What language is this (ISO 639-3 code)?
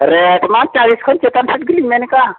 sat